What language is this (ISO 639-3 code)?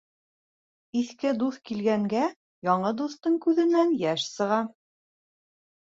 bak